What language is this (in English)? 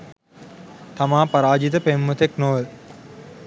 Sinhala